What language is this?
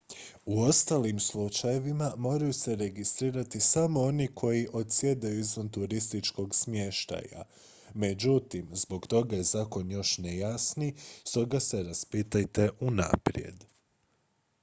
Croatian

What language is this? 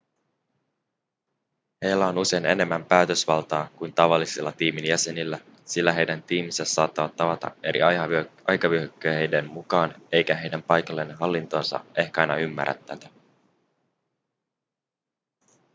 Finnish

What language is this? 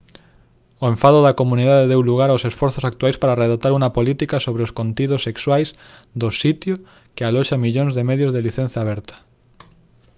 Galician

